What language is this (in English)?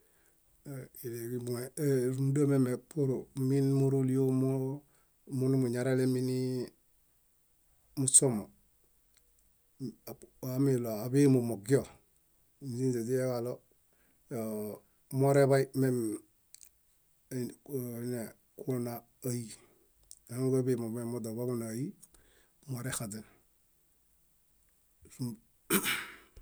Bayot